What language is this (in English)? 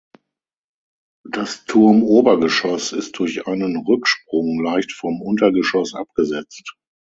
German